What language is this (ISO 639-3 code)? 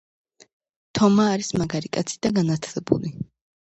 kat